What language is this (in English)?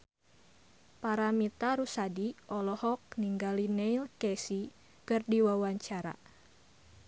Sundanese